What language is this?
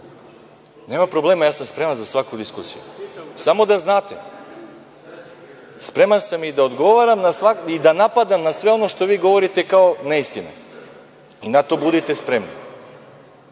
Serbian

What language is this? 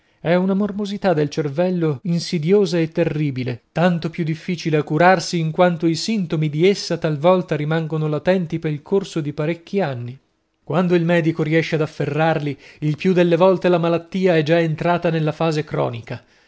Italian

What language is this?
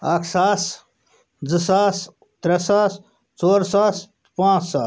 Kashmiri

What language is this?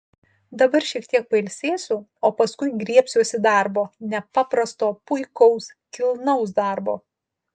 Lithuanian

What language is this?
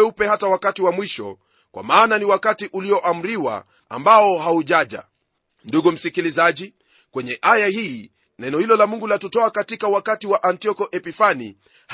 Swahili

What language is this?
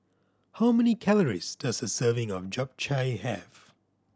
English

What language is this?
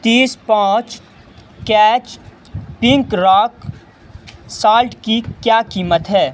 Urdu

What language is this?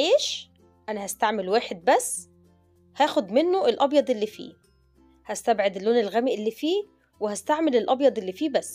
Arabic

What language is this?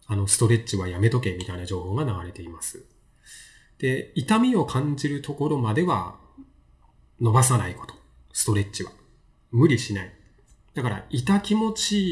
Japanese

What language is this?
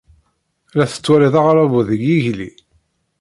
Kabyle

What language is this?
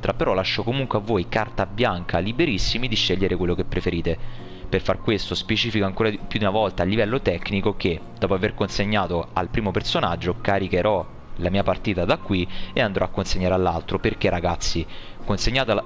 Italian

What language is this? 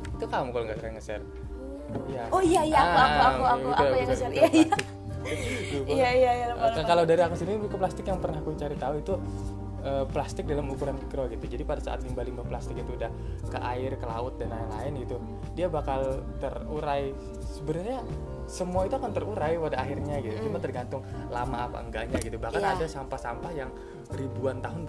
Indonesian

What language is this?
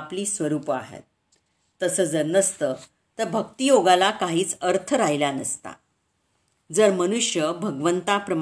Marathi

